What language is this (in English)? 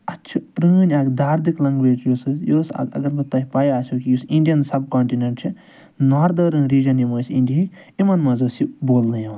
Kashmiri